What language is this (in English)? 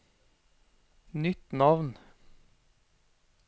Norwegian